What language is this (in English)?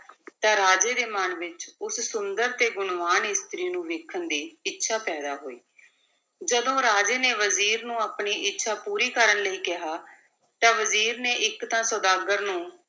Punjabi